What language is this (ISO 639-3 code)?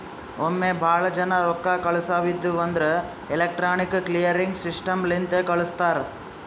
kan